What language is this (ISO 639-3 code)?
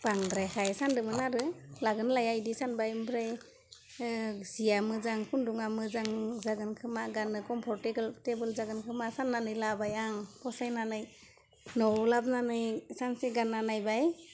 brx